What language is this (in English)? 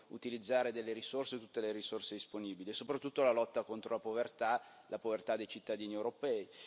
Italian